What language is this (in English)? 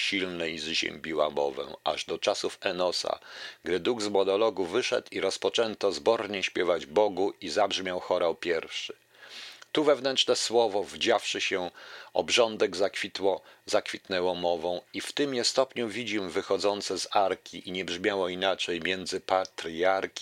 Polish